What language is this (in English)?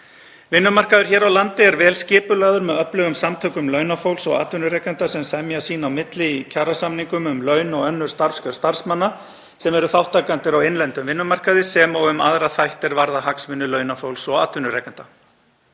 Icelandic